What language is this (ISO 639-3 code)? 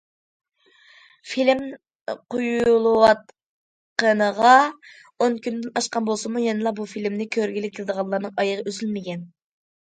uig